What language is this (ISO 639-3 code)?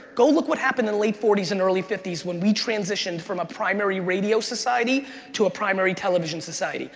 eng